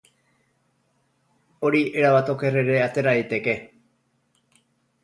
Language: Basque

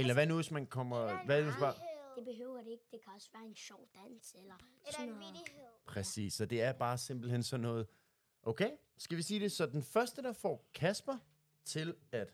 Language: Danish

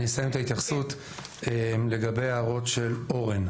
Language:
Hebrew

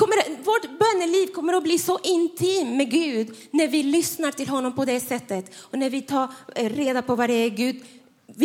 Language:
Swedish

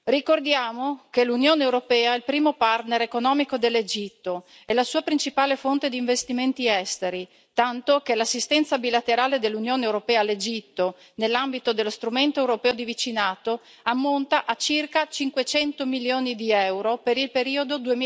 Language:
Italian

